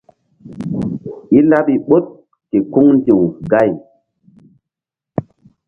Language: Mbum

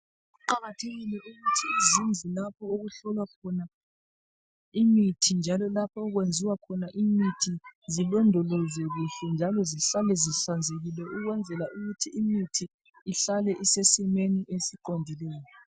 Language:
North Ndebele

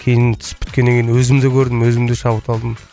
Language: Kazakh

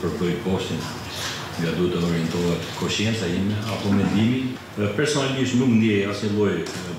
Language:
Romanian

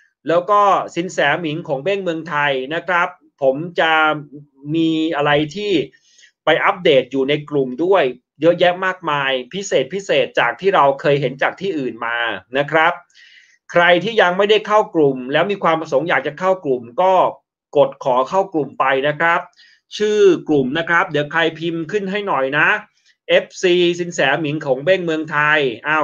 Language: Thai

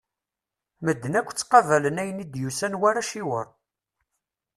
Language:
Kabyle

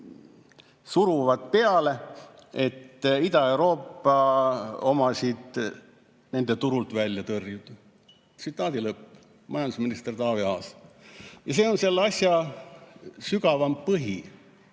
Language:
Estonian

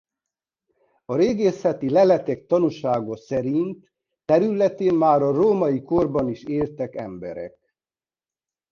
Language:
Hungarian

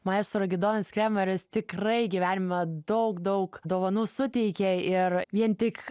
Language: Lithuanian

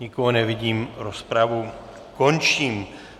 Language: Czech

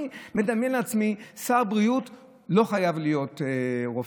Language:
Hebrew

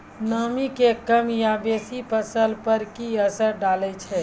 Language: Maithili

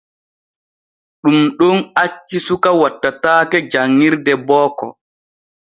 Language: Borgu Fulfulde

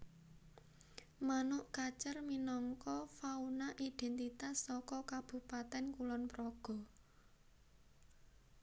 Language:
Javanese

